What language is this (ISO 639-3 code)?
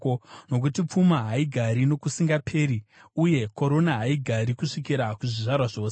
sna